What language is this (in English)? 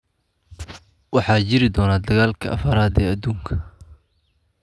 Somali